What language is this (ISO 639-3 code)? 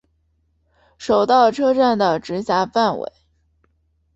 zho